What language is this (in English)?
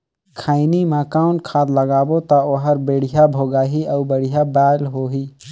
Chhattisgarhi